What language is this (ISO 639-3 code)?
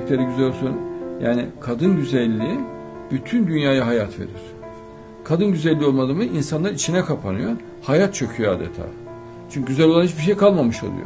tur